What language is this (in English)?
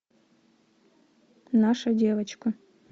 Russian